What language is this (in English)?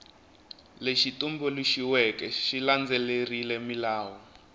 Tsonga